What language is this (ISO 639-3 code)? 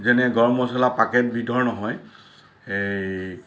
asm